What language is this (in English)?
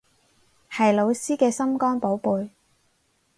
Cantonese